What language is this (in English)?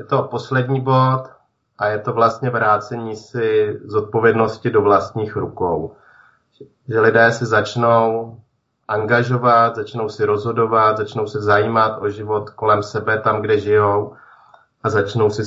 Czech